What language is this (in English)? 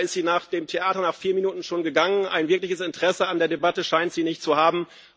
German